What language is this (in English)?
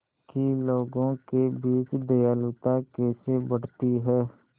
Hindi